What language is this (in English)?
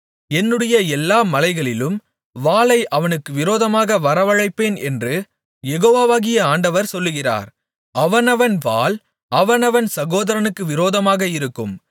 Tamil